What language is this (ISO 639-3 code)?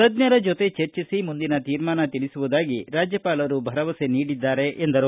kan